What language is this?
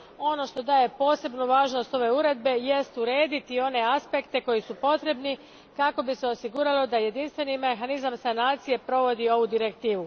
Croatian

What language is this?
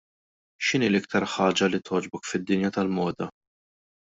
Maltese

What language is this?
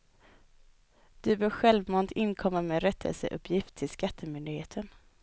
Swedish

